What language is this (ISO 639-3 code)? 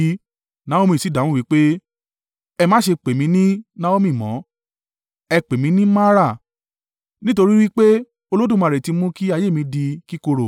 yor